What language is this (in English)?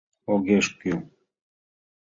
Mari